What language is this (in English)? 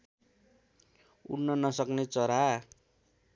Nepali